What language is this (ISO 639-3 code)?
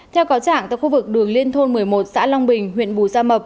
vie